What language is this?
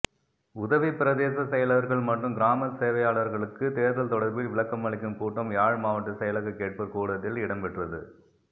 Tamil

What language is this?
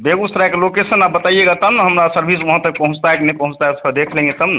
Hindi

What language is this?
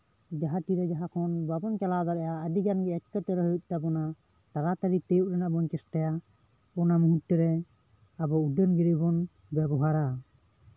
Santali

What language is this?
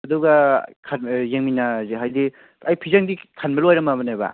Manipuri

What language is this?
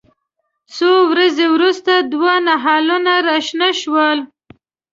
Pashto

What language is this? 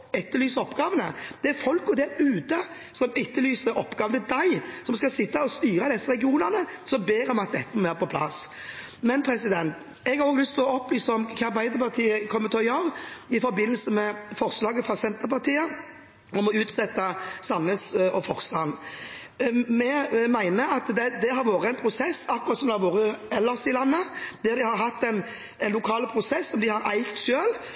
Norwegian Bokmål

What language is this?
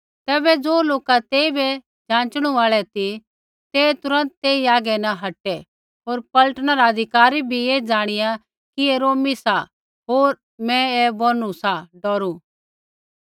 Kullu Pahari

